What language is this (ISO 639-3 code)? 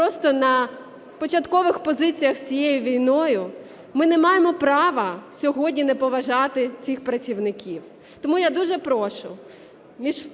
ukr